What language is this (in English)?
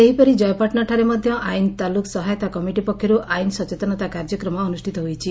Odia